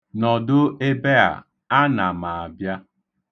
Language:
Igbo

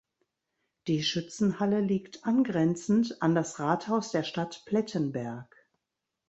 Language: German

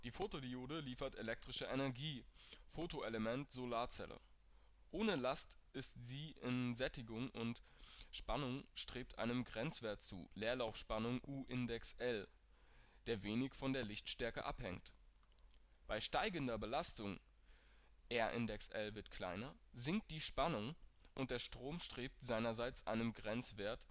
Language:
German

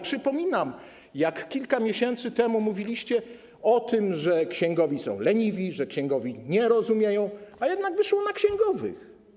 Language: Polish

